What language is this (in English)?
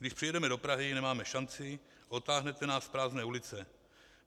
Czech